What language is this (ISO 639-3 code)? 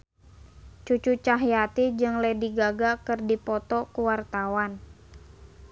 sun